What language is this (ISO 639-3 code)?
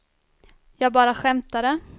swe